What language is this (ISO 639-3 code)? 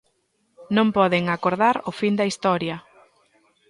glg